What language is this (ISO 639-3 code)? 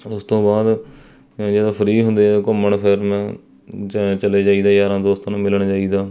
pan